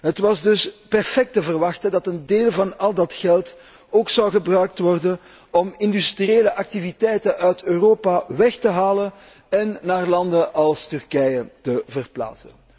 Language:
Dutch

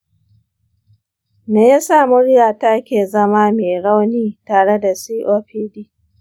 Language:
Hausa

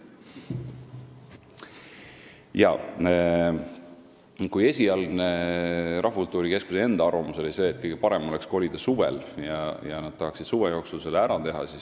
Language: Estonian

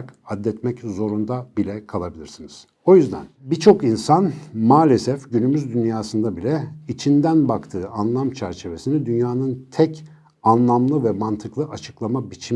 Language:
Turkish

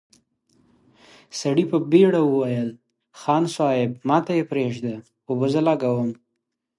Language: Pashto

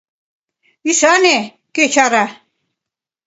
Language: Mari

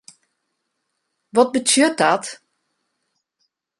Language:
Western Frisian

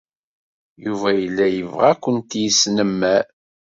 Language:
Kabyle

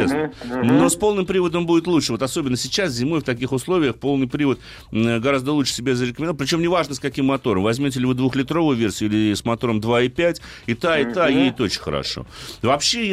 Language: Russian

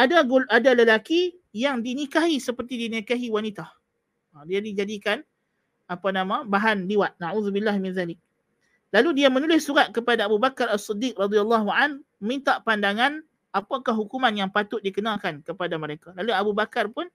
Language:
Malay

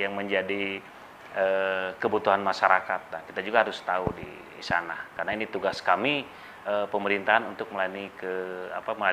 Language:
Indonesian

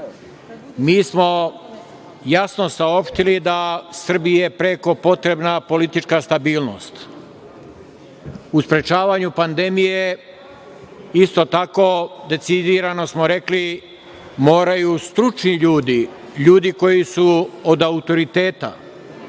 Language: Serbian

